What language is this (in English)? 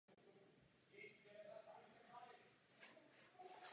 Czech